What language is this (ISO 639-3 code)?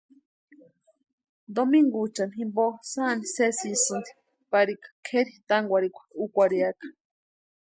pua